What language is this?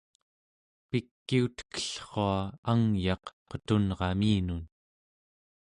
Central Yupik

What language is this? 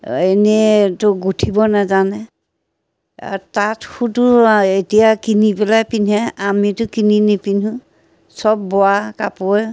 Assamese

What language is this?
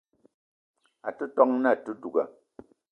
Eton (Cameroon)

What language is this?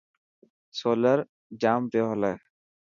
Dhatki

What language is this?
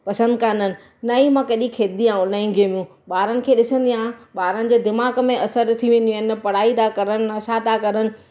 Sindhi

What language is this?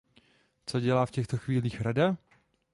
Czech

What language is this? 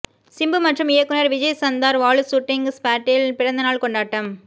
Tamil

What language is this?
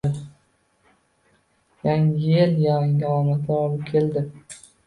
Uzbek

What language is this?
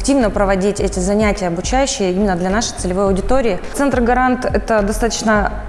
Russian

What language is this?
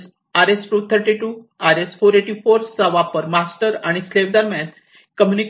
Marathi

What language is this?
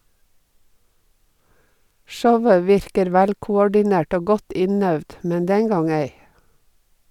Norwegian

